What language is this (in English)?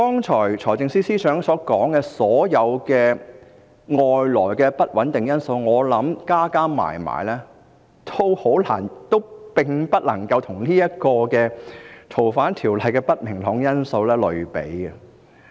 Cantonese